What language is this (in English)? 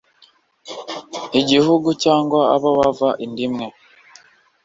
Kinyarwanda